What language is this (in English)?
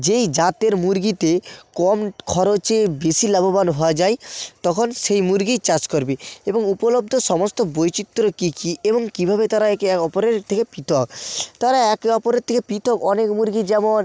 Bangla